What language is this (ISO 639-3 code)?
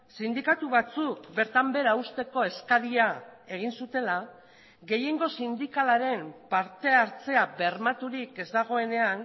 eus